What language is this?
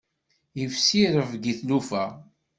Kabyle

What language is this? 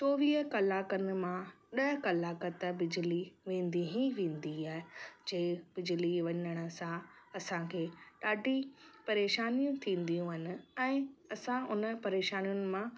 Sindhi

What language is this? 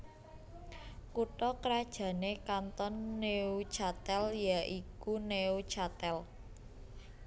Javanese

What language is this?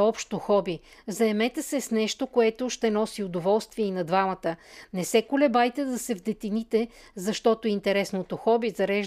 Bulgarian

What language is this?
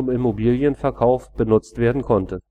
German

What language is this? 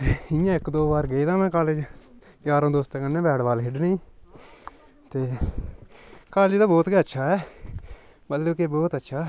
Dogri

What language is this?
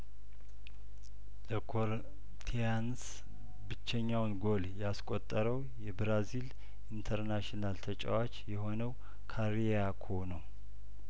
Amharic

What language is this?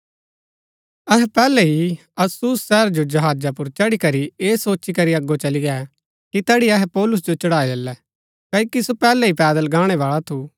Gaddi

